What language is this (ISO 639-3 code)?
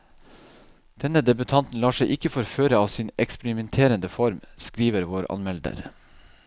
nor